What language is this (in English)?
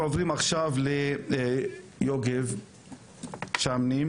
Hebrew